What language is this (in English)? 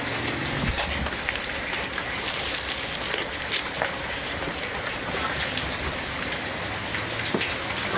Thai